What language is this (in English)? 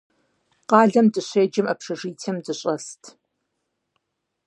Kabardian